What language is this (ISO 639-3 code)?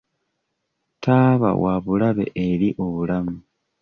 lug